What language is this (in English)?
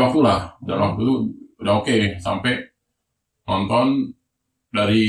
Indonesian